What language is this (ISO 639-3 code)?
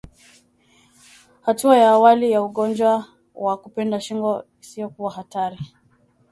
swa